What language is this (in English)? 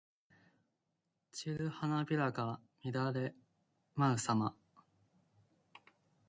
Japanese